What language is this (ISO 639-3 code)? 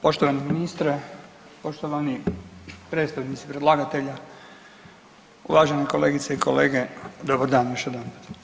hrv